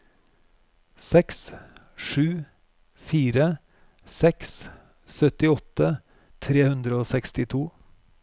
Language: Norwegian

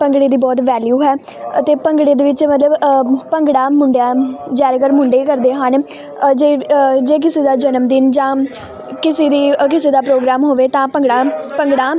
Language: Punjabi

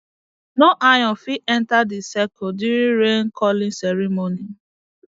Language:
Nigerian Pidgin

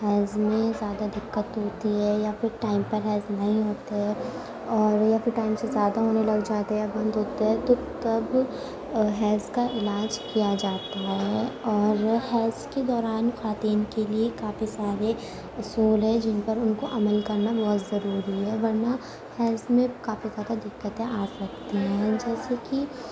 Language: Urdu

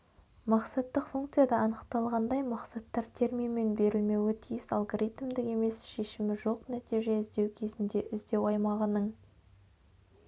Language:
Kazakh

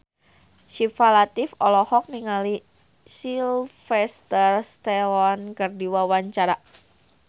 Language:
Sundanese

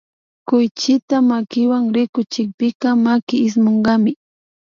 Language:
Imbabura Highland Quichua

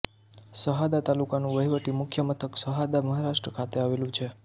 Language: Gujarati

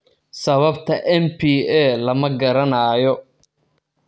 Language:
Somali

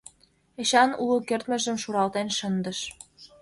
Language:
Mari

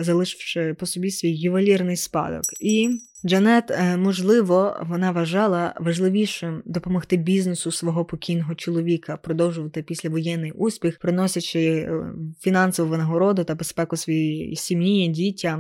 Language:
Ukrainian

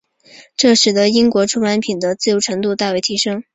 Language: Chinese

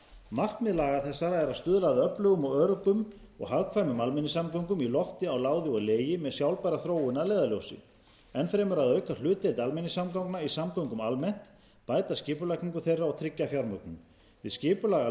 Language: Icelandic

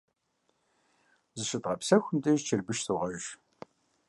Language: Kabardian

